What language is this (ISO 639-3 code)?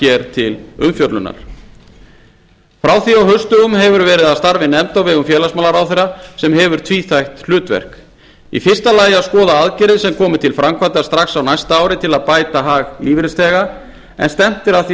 isl